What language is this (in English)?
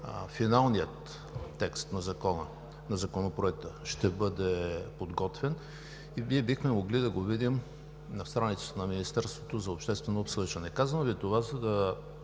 Bulgarian